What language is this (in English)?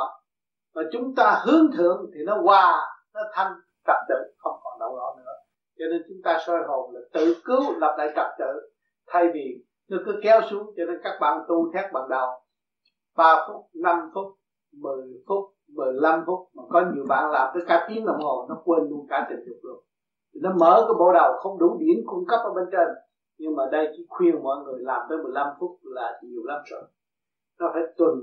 Vietnamese